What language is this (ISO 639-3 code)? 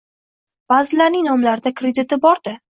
uzb